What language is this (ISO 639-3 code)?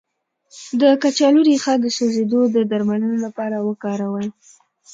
pus